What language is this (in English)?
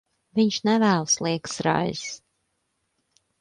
Latvian